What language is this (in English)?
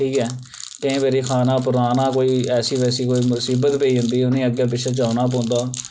Dogri